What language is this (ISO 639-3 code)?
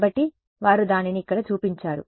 tel